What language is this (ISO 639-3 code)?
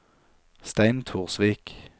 nor